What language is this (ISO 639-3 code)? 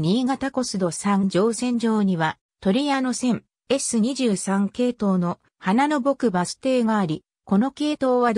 jpn